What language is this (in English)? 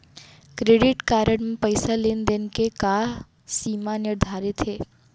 Chhattisgarhi